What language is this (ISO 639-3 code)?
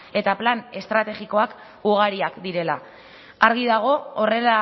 eus